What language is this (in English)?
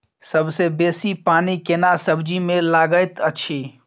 Maithili